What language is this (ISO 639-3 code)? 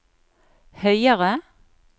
nor